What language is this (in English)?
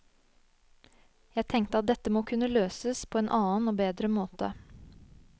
Norwegian